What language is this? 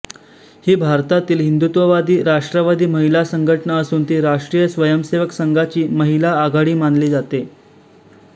Marathi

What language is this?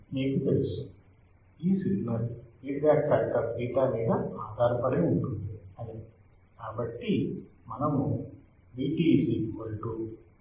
Telugu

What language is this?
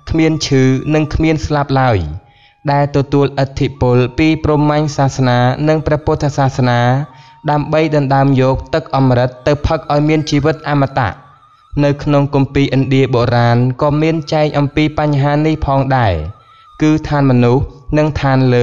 Thai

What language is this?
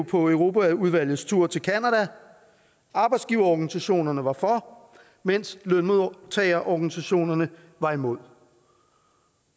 Danish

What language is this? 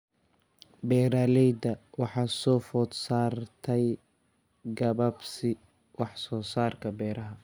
Somali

